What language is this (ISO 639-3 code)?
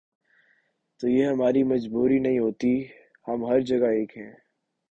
urd